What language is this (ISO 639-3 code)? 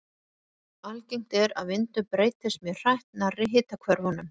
isl